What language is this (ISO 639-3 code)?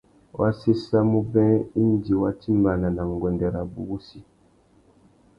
bag